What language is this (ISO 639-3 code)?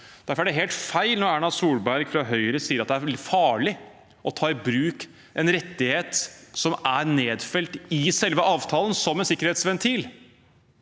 nor